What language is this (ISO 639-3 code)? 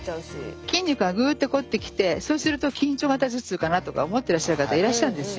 jpn